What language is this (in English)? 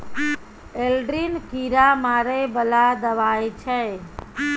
Maithili